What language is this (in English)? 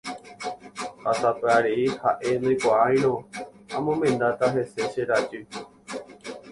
Guarani